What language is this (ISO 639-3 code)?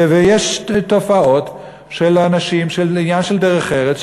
heb